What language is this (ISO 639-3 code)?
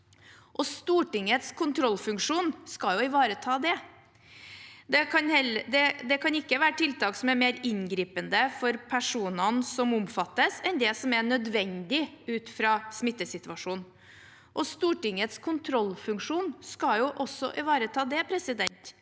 nor